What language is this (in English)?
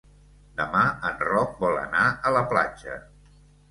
Catalan